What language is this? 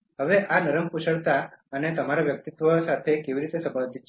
Gujarati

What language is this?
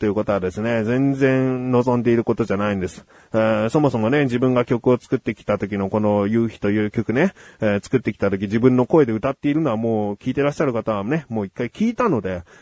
Japanese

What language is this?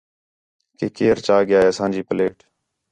Khetrani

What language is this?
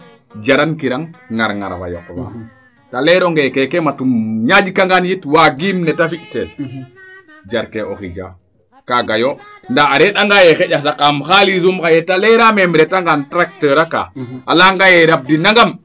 Serer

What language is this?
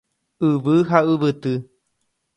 Guarani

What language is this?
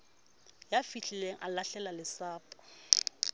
Southern Sotho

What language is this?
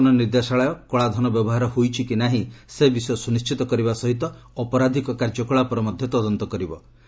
Odia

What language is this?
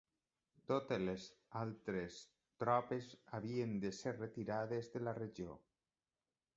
Catalan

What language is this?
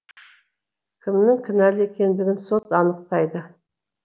Kazakh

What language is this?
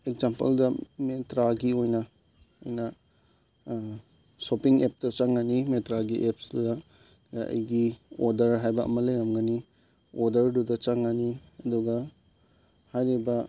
Manipuri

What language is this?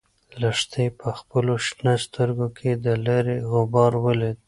Pashto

